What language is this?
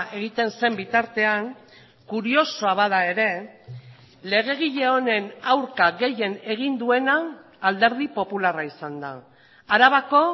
Basque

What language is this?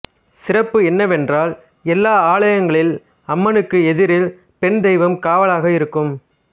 Tamil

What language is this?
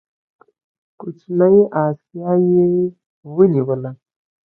Pashto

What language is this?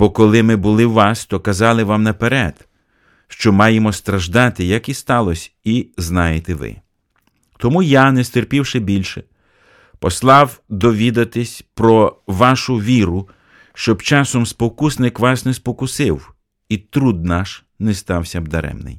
Ukrainian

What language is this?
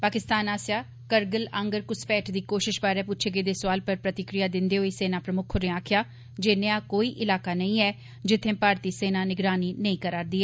Dogri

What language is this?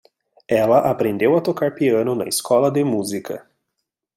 Portuguese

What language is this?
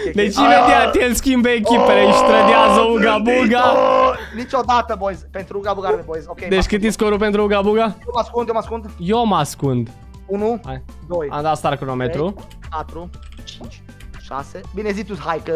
Romanian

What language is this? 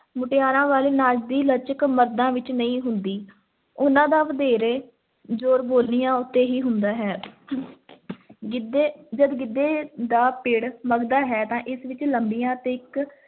Punjabi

